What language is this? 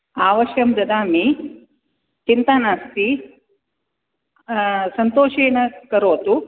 Sanskrit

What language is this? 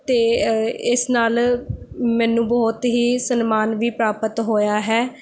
Punjabi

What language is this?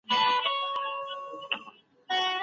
Pashto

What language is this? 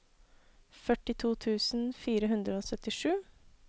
Norwegian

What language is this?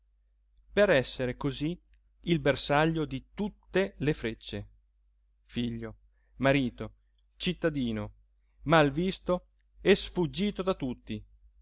Italian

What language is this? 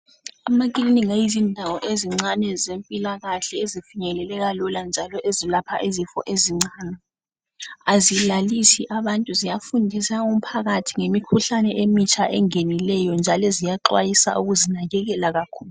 North Ndebele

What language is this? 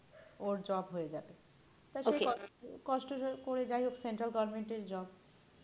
Bangla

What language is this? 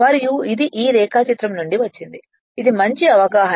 Telugu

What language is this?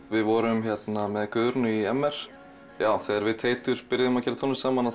Icelandic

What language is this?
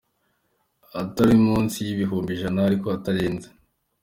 Kinyarwanda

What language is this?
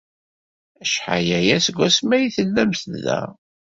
Kabyle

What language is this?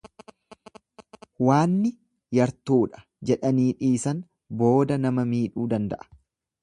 Oromo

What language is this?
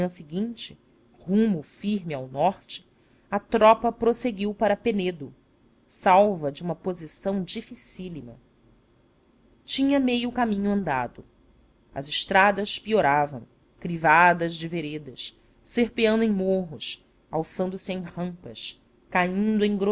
Portuguese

